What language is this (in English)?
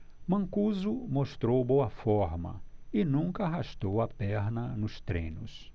Portuguese